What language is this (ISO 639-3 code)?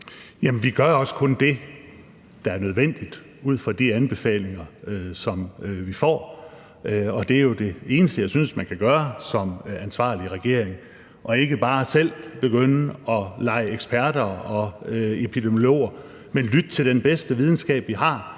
dan